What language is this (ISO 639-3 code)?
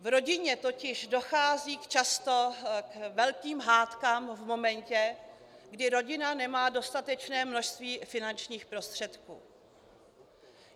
ces